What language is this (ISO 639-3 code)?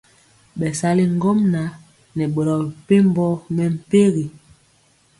mcx